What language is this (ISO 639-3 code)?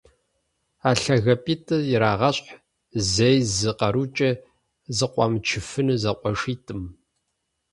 kbd